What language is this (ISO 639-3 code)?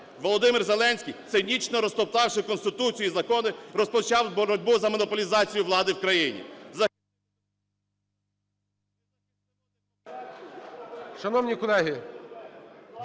ukr